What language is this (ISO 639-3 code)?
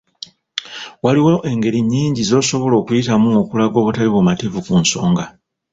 lug